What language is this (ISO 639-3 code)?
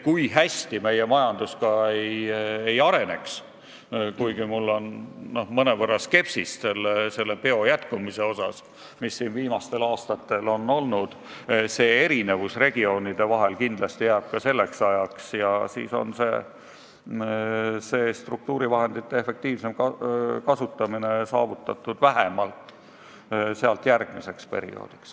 est